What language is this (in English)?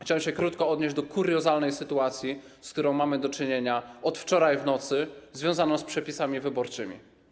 Polish